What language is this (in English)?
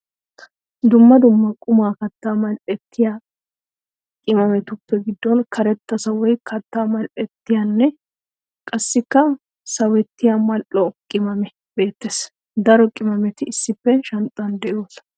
Wolaytta